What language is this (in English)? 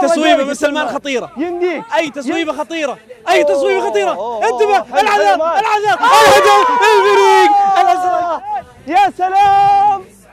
Arabic